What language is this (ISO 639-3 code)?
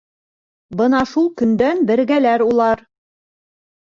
bak